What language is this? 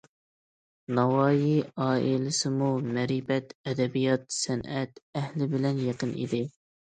Uyghur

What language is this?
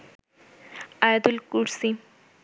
Bangla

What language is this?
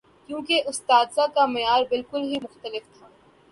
Urdu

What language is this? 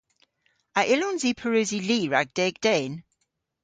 Cornish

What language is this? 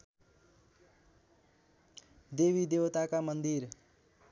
Nepali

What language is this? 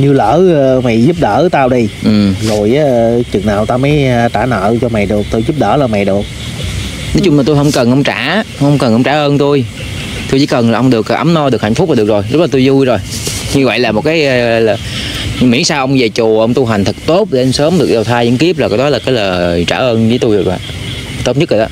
Vietnamese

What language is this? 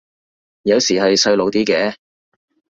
Cantonese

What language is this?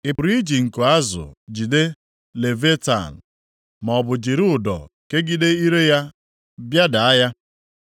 Igbo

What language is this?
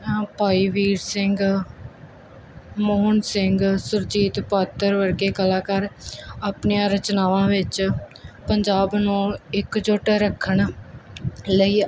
Punjabi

